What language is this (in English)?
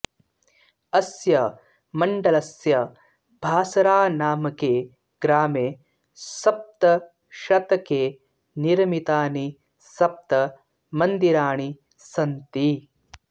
Sanskrit